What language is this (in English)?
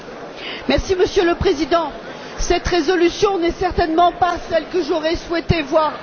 French